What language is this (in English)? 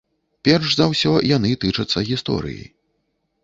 Belarusian